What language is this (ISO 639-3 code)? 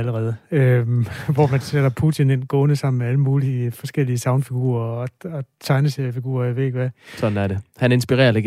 dan